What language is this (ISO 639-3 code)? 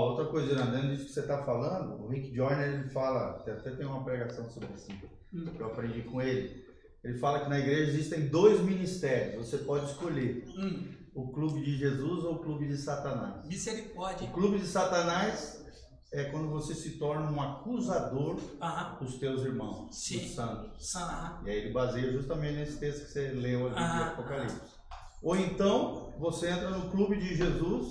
por